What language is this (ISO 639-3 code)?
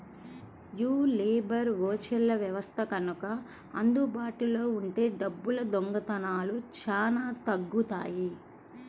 tel